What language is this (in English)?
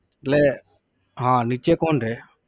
Gujarati